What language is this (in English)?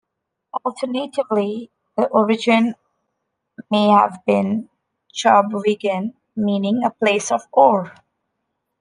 English